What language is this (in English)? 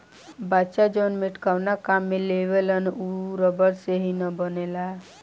Bhojpuri